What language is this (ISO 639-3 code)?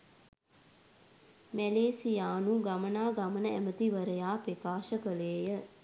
sin